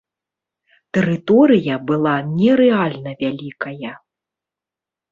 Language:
Belarusian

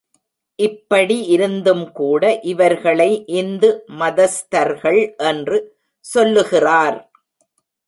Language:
Tamil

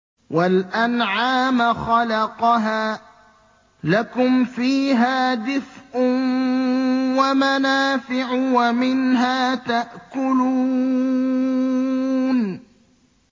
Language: Arabic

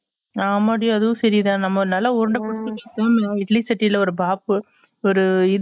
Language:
Tamil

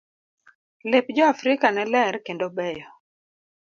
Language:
Luo (Kenya and Tanzania)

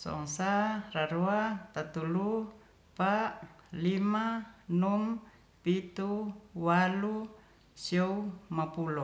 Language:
Ratahan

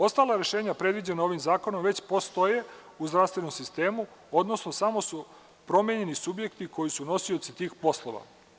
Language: Serbian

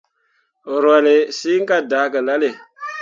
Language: Mundang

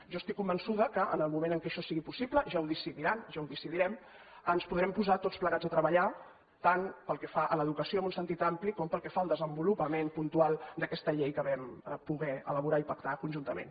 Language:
Catalan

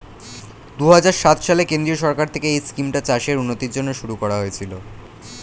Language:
Bangla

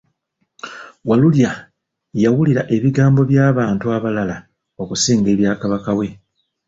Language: Ganda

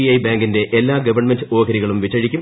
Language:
Malayalam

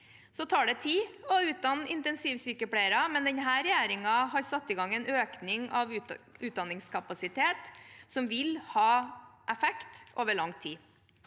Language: Norwegian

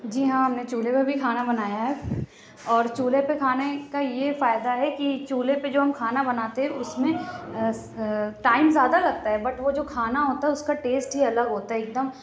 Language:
Urdu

